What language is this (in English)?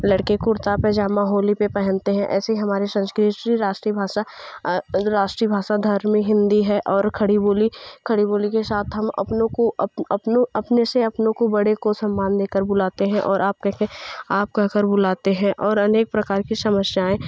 Hindi